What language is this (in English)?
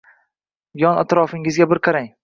Uzbek